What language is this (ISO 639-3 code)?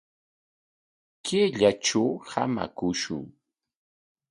qwa